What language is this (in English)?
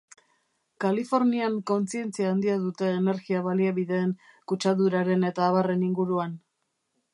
Basque